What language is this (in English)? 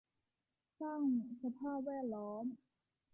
Thai